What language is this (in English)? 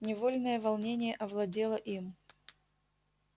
Russian